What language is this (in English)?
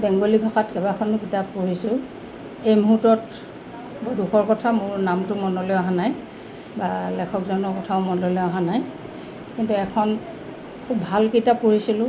Assamese